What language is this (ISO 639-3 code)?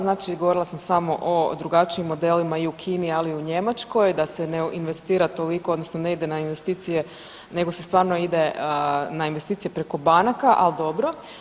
hrv